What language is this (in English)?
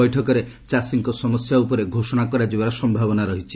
Odia